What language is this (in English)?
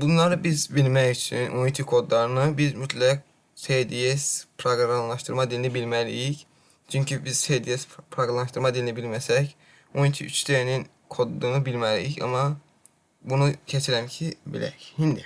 Azerbaijani